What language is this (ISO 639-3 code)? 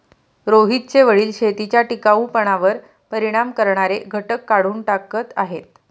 mar